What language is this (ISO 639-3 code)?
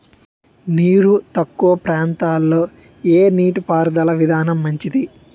tel